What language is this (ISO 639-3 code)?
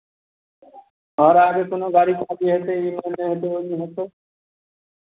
mai